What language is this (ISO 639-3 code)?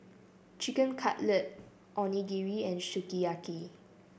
eng